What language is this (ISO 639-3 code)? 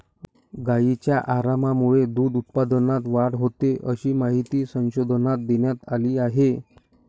mar